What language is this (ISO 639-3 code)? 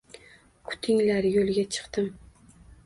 uzb